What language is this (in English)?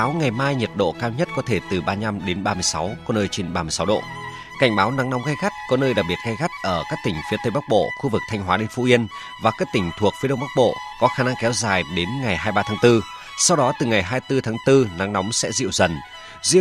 Vietnamese